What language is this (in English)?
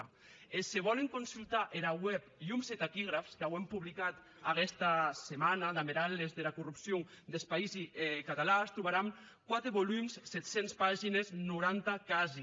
Catalan